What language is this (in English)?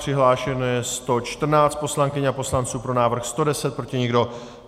Czech